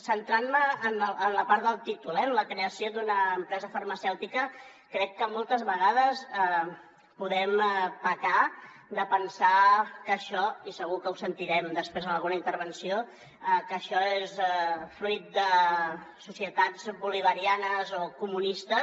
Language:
Catalan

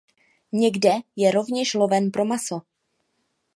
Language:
Czech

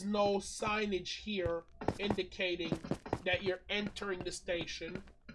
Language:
English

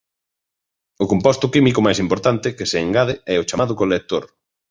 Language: Galician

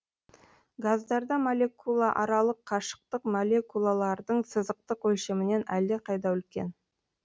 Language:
Kazakh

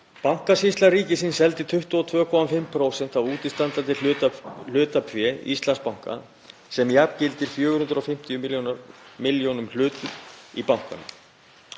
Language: Icelandic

